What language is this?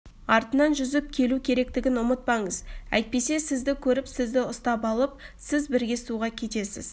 Kazakh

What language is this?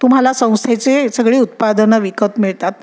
Marathi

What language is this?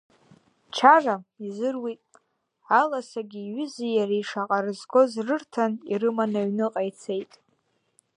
Abkhazian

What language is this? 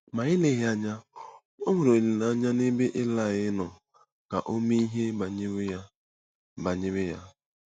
Igbo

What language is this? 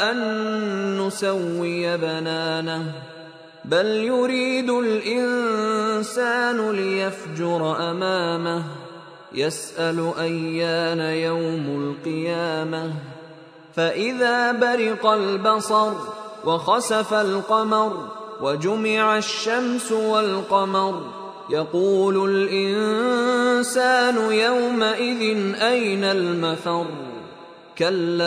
Filipino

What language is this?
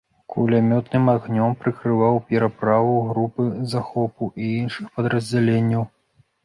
Belarusian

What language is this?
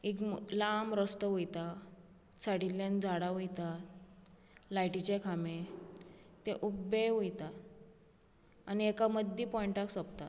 Konkani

